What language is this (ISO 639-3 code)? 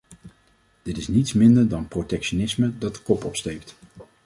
nld